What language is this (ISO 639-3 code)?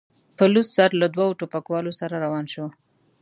pus